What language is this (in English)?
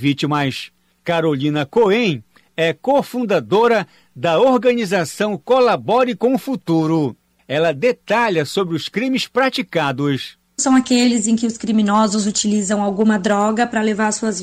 Portuguese